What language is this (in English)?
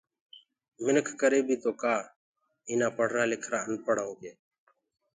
Gurgula